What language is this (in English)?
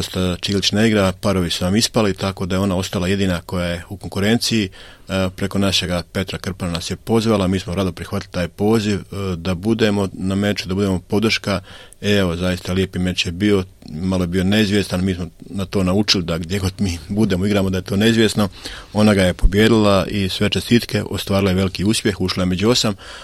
Croatian